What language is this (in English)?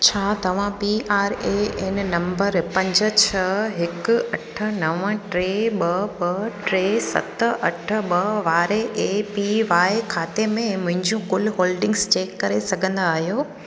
Sindhi